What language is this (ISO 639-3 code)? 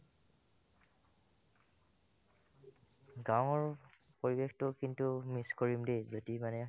asm